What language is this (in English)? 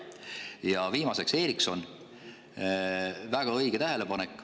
Estonian